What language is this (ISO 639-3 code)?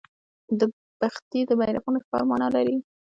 pus